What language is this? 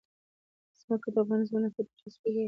Pashto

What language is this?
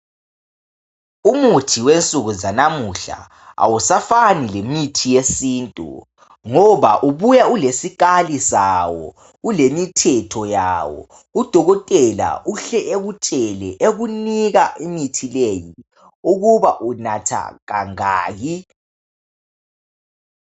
North Ndebele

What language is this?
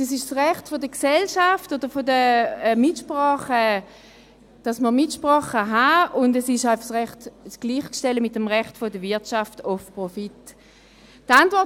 Swiss German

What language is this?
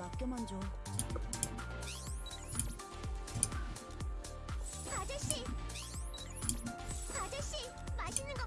Korean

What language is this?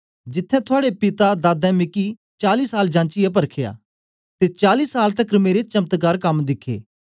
Dogri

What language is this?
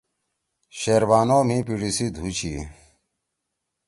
Torwali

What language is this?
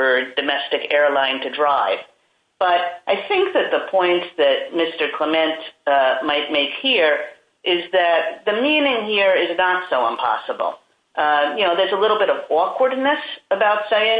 English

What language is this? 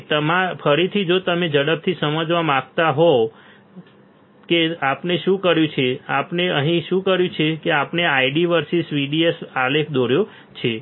Gujarati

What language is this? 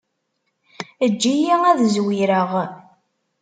Kabyle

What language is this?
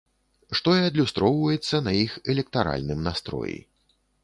Belarusian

